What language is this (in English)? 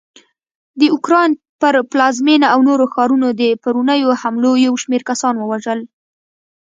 Pashto